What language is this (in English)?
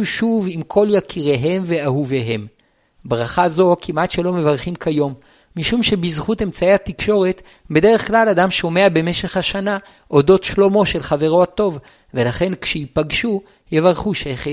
Hebrew